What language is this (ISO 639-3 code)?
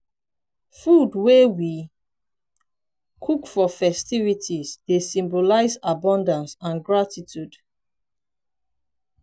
pcm